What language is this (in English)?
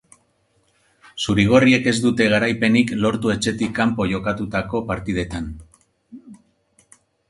Basque